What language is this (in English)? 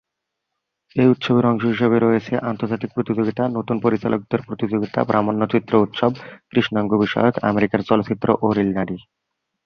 Bangla